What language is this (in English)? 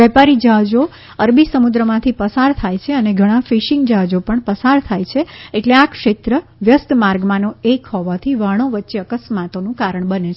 Gujarati